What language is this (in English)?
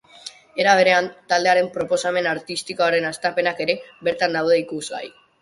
Basque